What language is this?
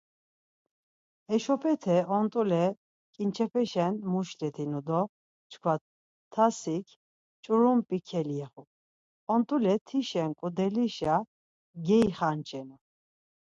Laz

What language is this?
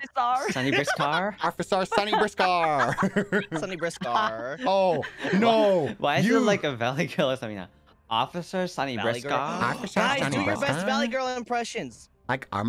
English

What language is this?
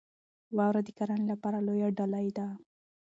Pashto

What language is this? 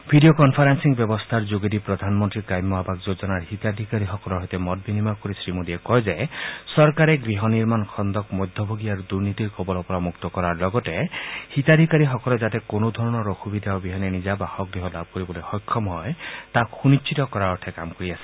Assamese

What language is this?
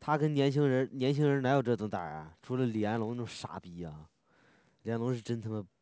Chinese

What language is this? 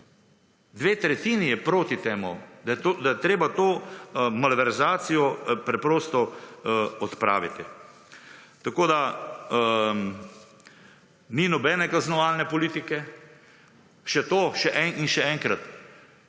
Slovenian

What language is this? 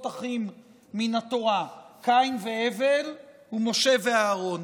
Hebrew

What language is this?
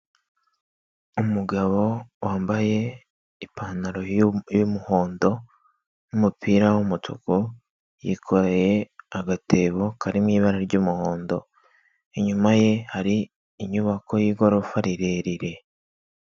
Kinyarwanda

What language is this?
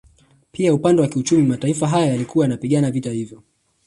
Swahili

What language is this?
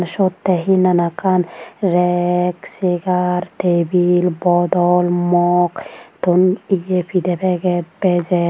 Chakma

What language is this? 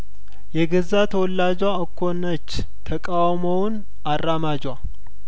Amharic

